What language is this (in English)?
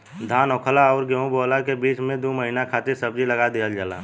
Bhojpuri